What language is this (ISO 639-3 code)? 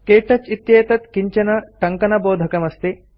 san